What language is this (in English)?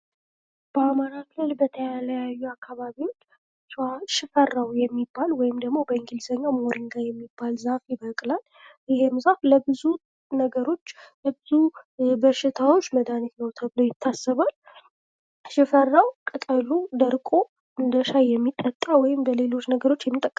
Amharic